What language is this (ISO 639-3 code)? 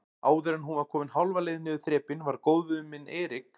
isl